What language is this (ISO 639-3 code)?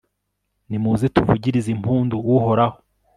kin